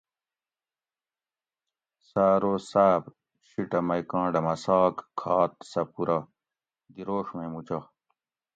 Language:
Gawri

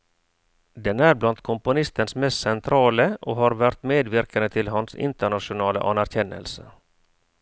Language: Norwegian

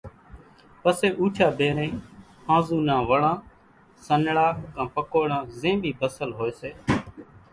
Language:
Kachi Koli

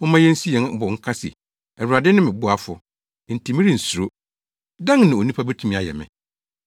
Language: Akan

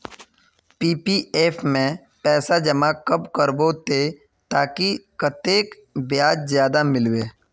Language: Magahi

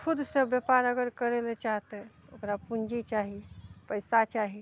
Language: Maithili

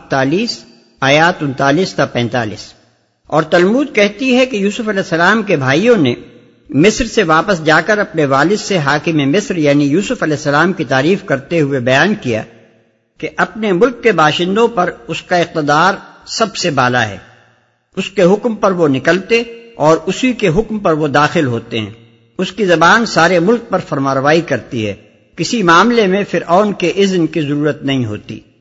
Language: Urdu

